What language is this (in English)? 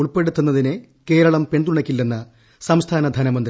Malayalam